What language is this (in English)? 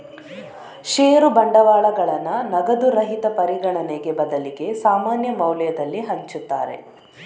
Kannada